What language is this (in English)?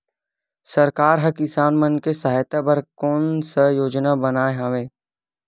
Chhattisgarhi